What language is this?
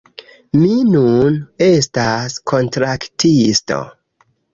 Esperanto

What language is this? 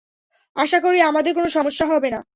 Bangla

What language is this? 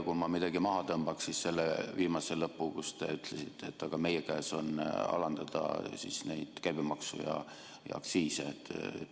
Estonian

